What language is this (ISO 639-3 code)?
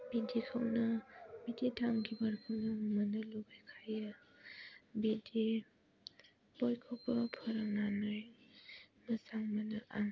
brx